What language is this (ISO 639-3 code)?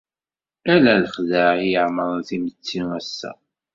kab